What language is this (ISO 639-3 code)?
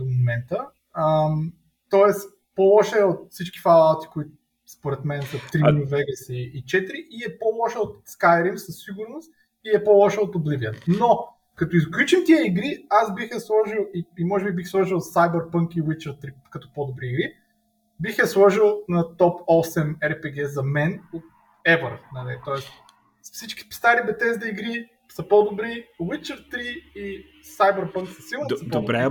bul